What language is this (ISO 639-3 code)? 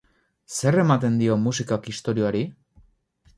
eus